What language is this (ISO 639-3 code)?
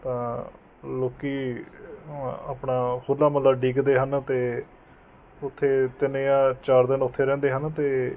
pan